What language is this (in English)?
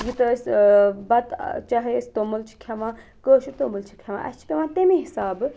Kashmiri